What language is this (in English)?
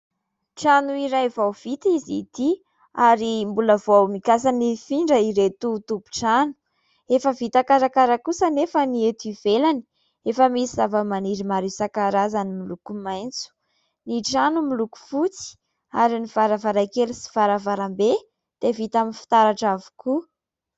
Malagasy